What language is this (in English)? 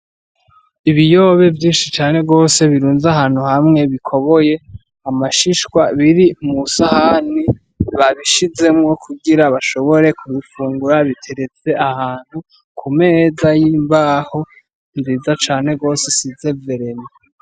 Rundi